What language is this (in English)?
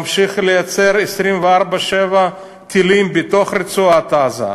Hebrew